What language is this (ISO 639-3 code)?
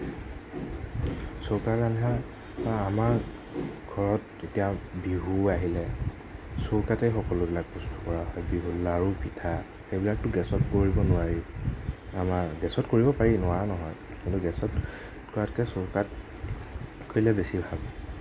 asm